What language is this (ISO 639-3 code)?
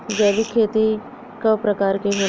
bho